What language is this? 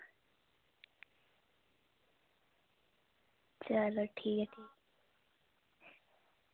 Dogri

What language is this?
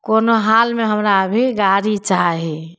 Maithili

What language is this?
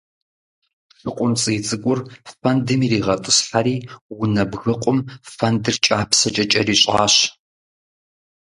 Kabardian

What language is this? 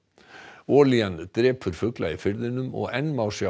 Icelandic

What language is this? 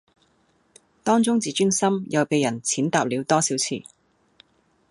Cantonese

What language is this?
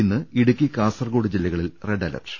Malayalam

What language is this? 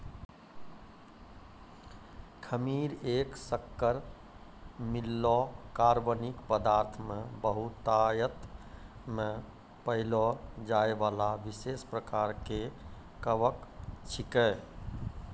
Maithili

